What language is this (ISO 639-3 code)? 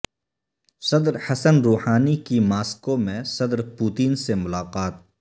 urd